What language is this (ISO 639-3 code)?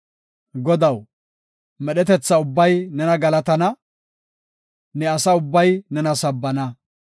gof